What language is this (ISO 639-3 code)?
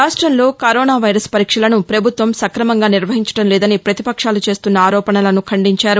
tel